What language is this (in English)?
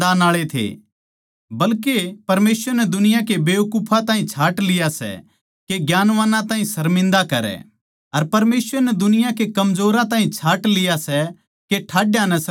Haryanvi